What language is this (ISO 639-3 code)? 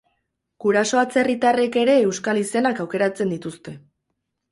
eus